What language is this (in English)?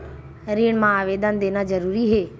Chhattisgarhi